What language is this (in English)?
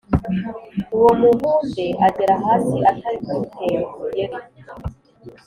Kinyarwanda